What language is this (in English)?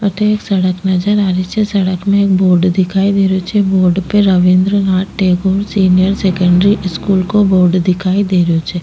Rajasthani